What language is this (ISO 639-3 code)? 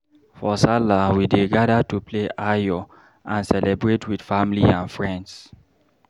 pcm